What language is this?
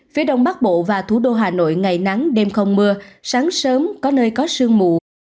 Vietnamese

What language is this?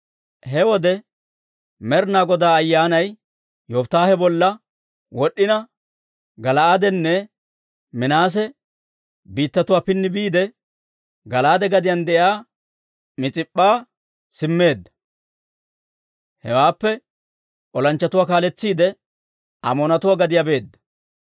Dawro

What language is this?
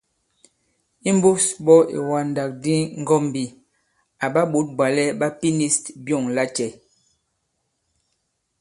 Bankon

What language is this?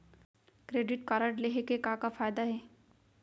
Chhattisgarhi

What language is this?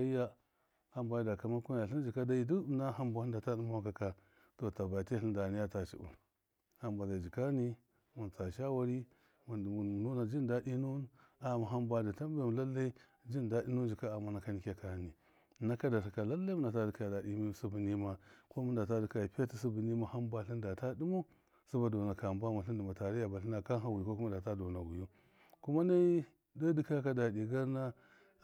Miya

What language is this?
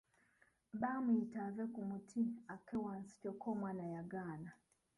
Ganda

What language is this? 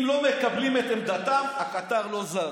Hebrew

